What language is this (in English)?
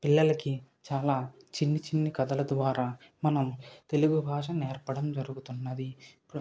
Telugu